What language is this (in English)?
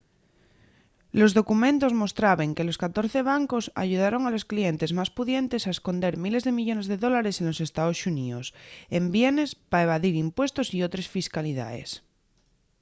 Asturian